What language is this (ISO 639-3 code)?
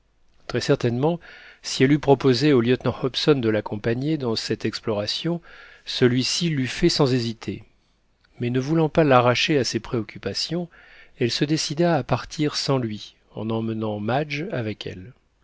fra